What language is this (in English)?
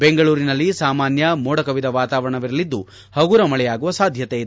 Kannada